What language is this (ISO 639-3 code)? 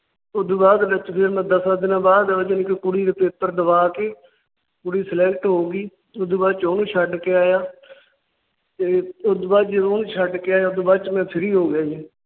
pan